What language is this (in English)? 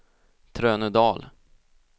Swedish